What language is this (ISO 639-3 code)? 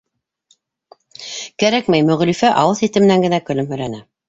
bak